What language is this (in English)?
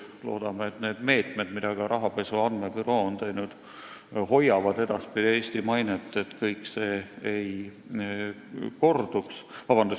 Estonian